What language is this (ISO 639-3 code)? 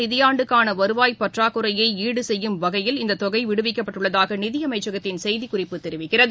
tam